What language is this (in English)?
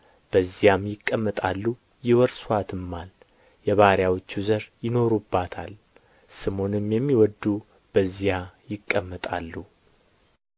Amharic